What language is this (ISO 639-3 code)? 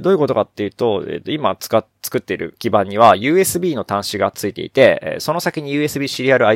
jpn